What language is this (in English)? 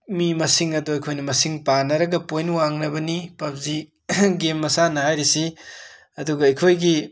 Manipuri